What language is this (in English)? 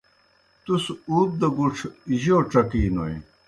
Kohistani Shina